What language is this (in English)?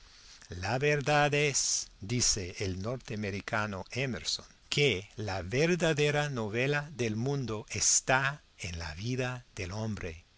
Spanish